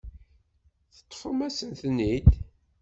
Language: Kabyle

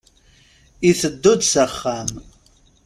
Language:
Kabyle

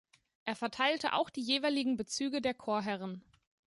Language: German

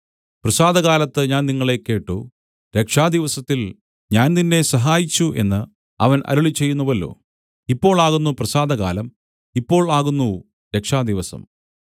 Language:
Malayalam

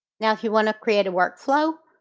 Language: English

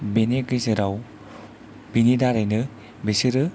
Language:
Bodo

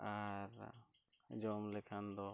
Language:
Santali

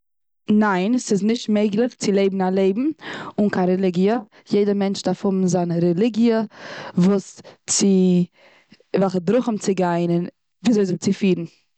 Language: Yiddish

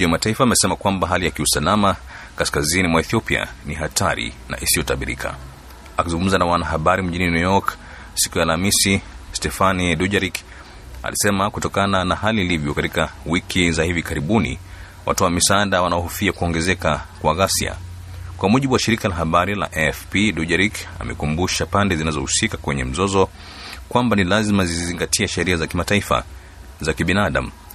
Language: Swahili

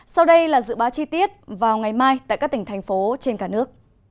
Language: Vietnamese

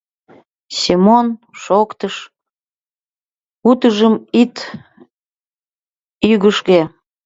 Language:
Mari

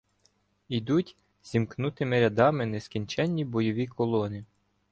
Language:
Ukrainian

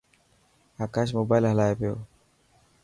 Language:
Dhatki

